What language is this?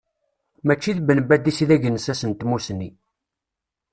Kabyle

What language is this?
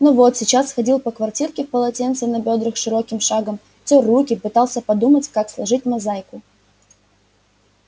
Russian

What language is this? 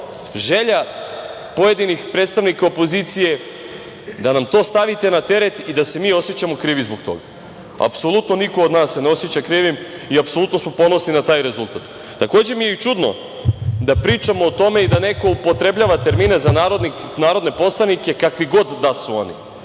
Serbian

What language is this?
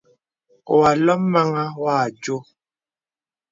Bebele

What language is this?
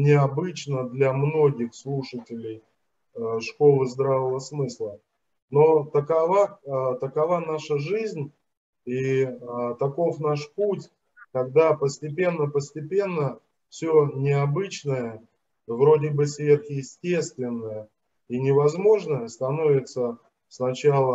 Russian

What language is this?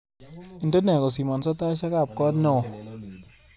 Kalenjin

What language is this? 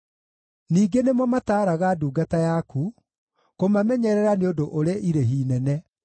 Kikuyu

